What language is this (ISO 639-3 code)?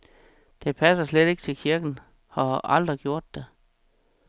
dan